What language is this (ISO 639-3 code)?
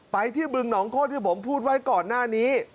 tha